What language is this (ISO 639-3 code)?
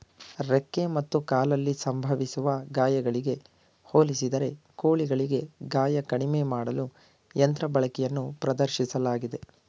kan